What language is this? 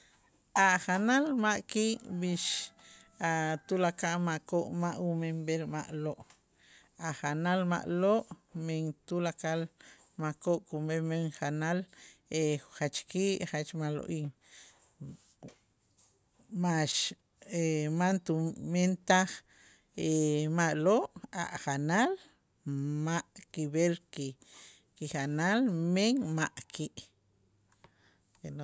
Itzá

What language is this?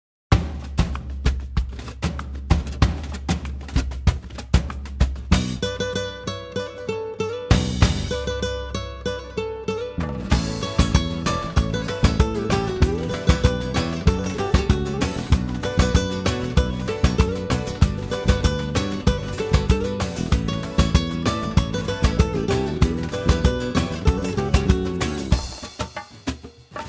Turkish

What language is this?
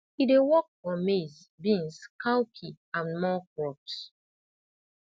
Nigerian Pidgin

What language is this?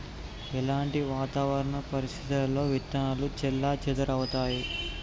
Telugu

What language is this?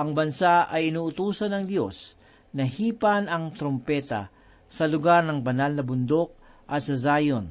Filipino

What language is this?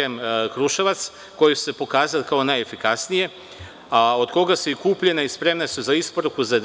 Serbian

